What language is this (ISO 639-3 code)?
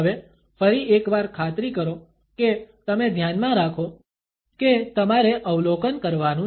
guj